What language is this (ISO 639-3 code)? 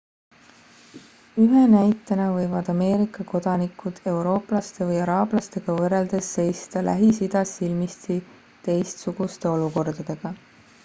est